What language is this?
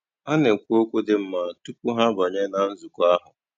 Igbo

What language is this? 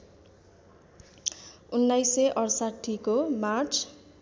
Nepali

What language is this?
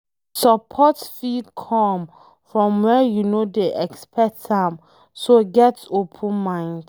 Nigerian Pidgin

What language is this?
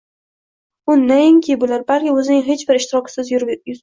Uzbek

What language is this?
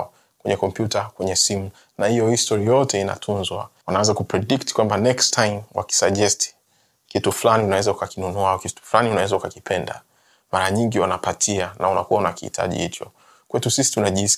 Swahili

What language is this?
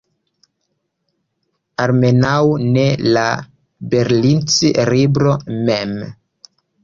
Esperanto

